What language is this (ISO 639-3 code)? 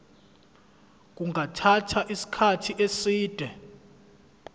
zul